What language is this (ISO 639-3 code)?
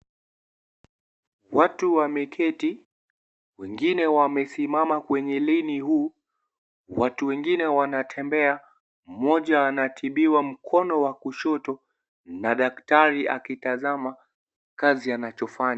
swa